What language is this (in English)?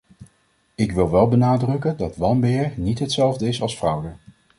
Dutch